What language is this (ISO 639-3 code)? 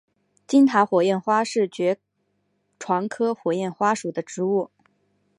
zho